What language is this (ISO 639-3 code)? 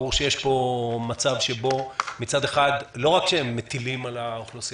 heb